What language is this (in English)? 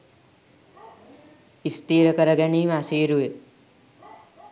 Sinhala